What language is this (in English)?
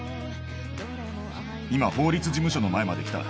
Japanese